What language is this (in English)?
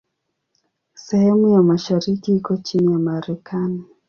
Swahili